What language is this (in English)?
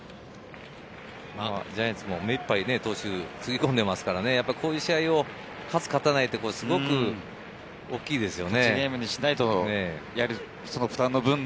Japanese